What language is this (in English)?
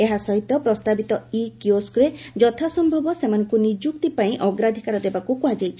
Odia